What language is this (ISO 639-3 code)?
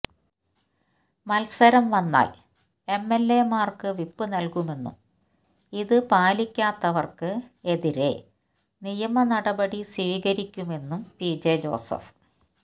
mal